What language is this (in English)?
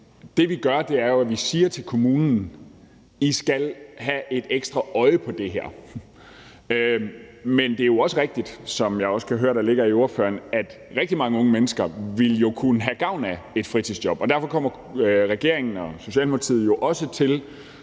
Danish